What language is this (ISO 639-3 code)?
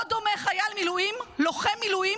heb